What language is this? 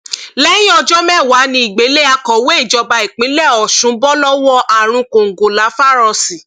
Yoruba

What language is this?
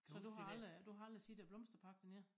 Danish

